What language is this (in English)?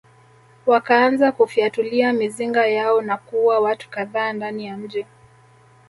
Swahili